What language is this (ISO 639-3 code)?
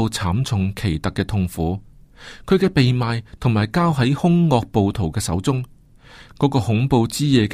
zho